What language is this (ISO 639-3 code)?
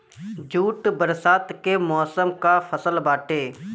bho